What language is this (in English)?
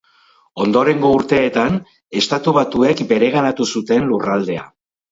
Basque